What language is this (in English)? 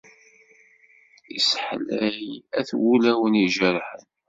Kabyle